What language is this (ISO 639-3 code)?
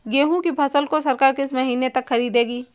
hin